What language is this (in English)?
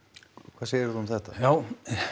Icelandic